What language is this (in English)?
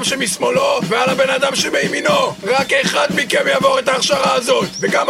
Hebrew